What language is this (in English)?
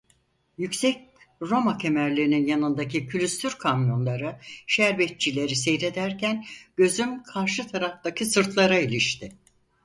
Turkish